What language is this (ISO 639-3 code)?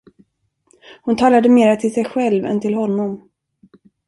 swe